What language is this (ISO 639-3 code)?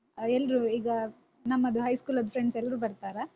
kan